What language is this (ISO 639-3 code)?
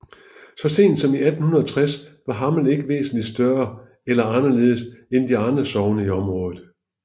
dan